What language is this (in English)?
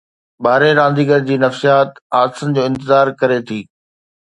Sindhi